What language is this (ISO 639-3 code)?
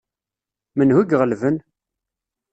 kab